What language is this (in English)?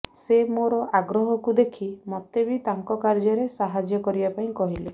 Odia